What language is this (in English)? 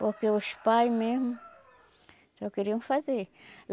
Portuguese